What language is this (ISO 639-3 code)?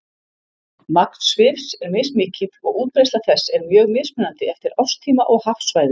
isl